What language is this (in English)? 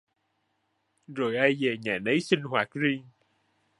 Vietnamese